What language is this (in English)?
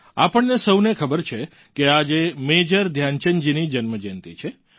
Gujarati